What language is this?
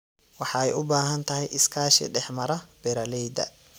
Somali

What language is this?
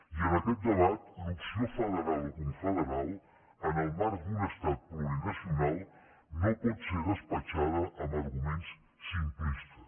Catalan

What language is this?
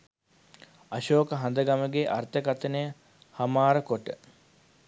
Sinhala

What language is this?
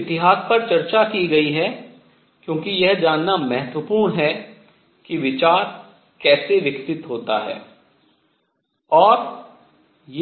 Hindi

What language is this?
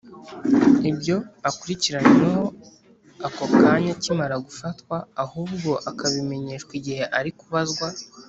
Kinyarwanda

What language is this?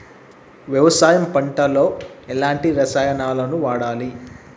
Telugu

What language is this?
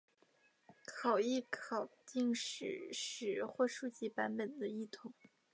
Chinese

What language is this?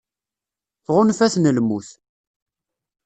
Kabyle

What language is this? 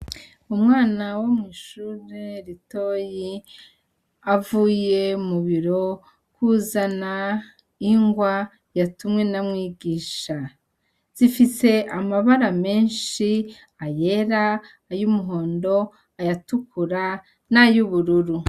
Rundi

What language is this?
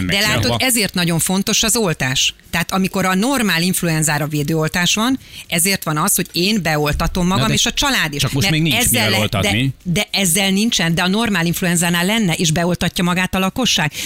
Hungarian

